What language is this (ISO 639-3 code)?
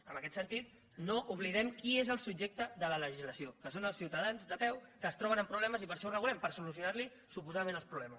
cat